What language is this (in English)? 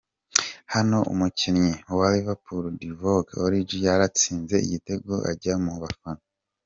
Kinyarwanda